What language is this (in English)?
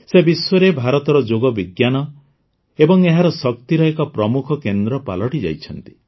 Odia